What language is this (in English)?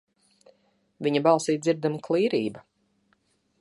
Latvian